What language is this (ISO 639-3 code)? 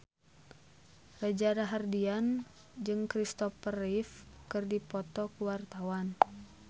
sun